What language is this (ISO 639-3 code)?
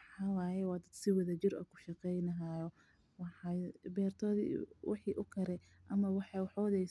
som